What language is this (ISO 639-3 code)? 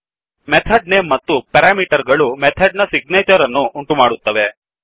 kan